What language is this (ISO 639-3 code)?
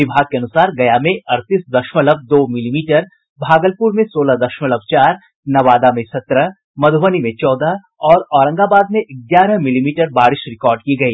hin